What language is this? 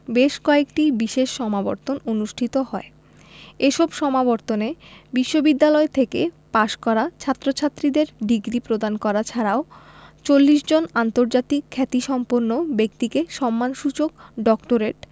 Bangla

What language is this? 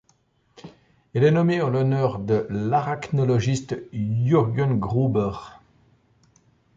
French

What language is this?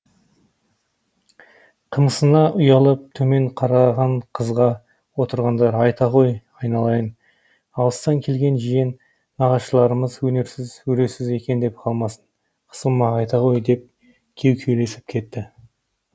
Kazakh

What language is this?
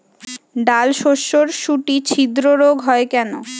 Bangla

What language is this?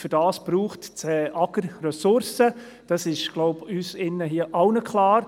Swiss German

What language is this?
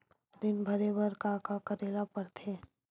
Chhattisgarhi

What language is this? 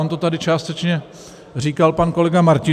Czech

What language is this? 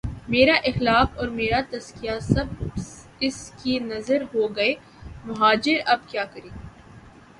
Urdu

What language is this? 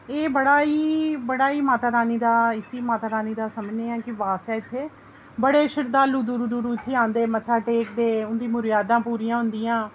Dogri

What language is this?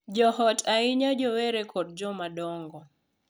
Luo (Kenya and Tanzania)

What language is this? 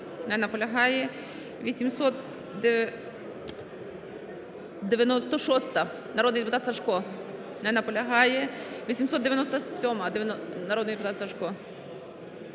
Ukrainian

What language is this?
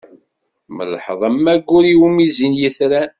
Kabyle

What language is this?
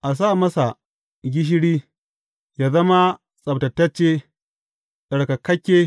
Hausa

